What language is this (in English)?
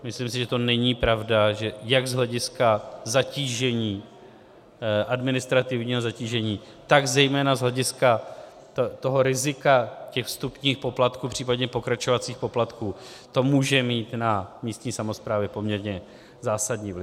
Czech